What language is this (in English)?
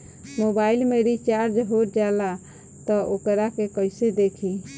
Bhojpuri